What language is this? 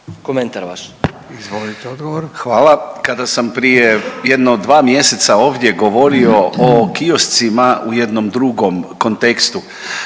Croatian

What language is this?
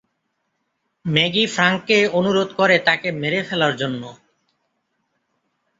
Bangla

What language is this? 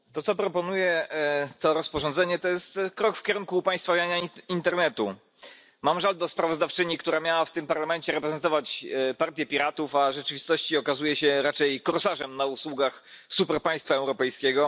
Polish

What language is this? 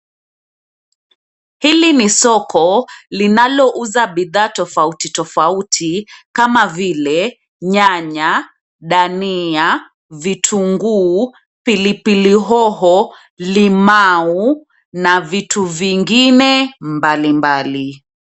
Swahili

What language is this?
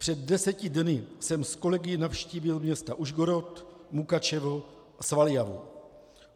Czech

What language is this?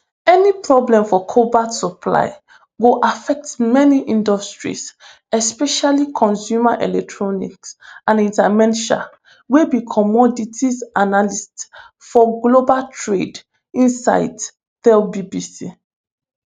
Nigerian Pidgin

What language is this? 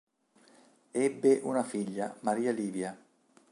Italian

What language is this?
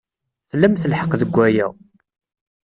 Kabyle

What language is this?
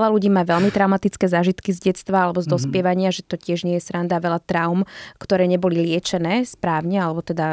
Slovak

